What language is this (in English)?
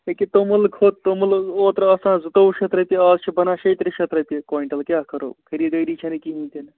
Kashmiri